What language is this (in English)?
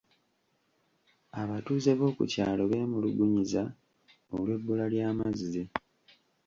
Ganda